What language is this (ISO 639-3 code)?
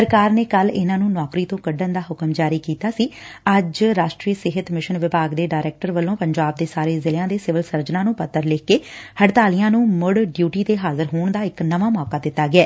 pan